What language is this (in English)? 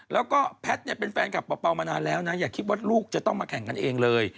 Thai